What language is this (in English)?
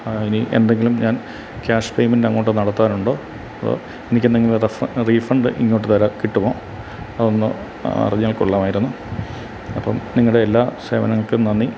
Malayalam